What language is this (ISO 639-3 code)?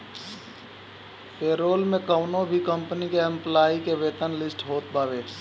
bho